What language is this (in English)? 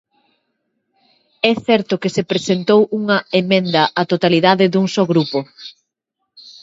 Galician